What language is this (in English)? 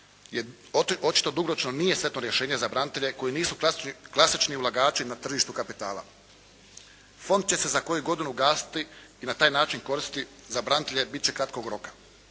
Croatian